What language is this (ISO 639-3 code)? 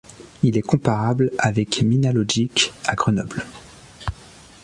fra